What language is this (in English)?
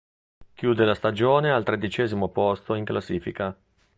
Italian